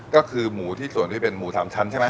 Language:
Thai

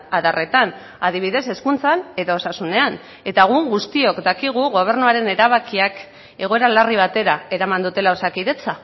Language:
Basque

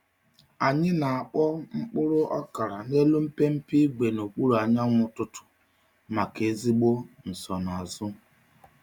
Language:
Igbo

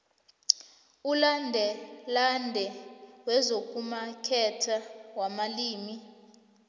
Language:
South Ndebele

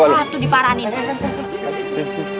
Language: Indonesian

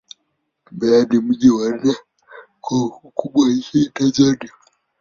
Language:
Swahili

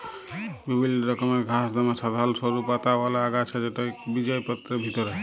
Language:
Bangla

